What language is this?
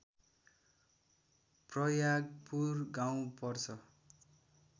Nepali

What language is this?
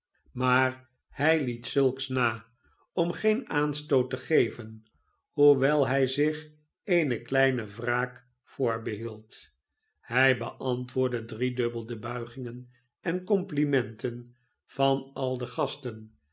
Dutch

